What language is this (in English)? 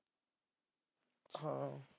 Punjabi